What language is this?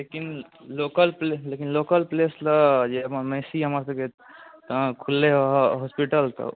Maithili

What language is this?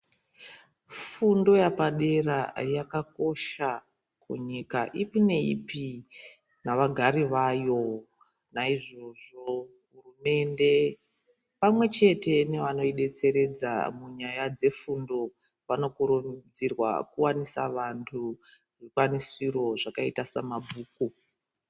Ndau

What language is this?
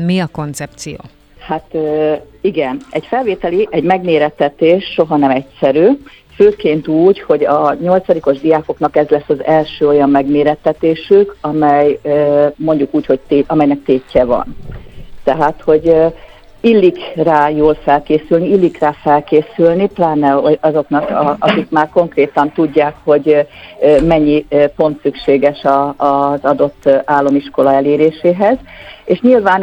Hungarian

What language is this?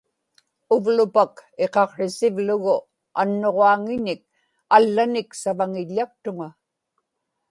Inupiaq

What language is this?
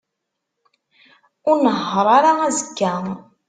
Kabyle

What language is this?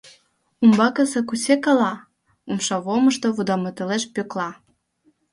Mari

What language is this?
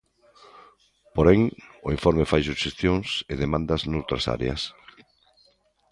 Galician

